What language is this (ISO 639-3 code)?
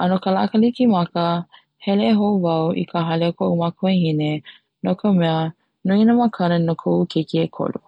haw